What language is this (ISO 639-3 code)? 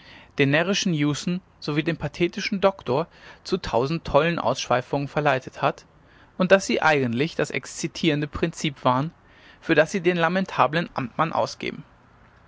deu